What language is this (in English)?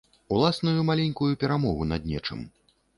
Belarusian